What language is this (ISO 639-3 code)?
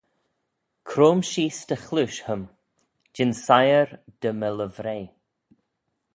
glv